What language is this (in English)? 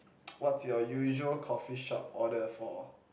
English